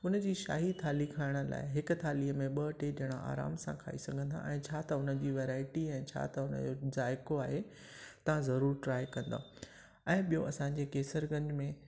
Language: Sindhi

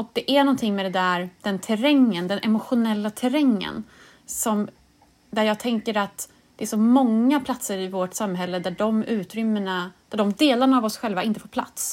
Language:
Swedish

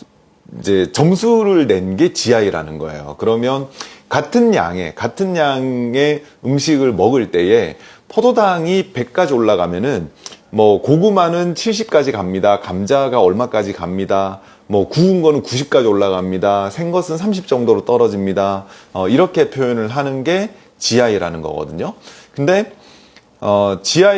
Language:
Korean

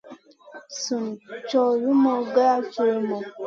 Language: Masana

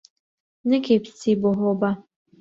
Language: Central Kurdish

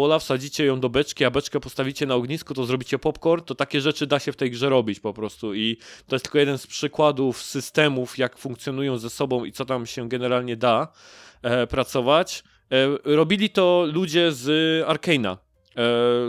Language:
Polish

